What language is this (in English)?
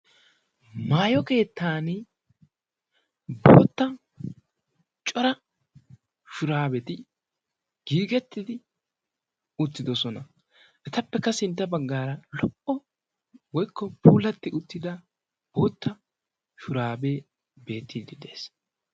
Wolaytta